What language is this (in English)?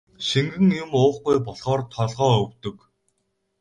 Mongolian